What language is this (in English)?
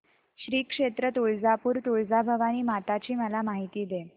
Marathi